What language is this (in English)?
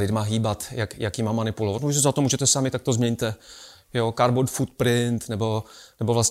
Czech